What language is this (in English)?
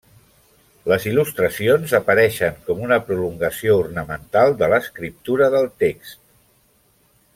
Catalan